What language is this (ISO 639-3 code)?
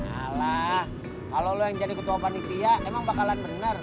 ind